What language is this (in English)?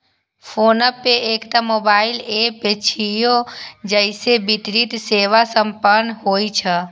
Maithili